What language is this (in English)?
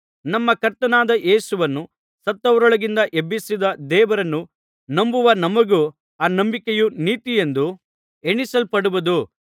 Kannada